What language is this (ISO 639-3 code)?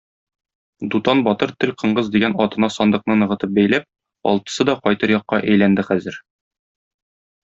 tat